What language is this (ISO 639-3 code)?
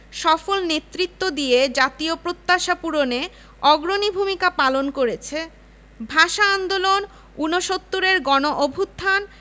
ben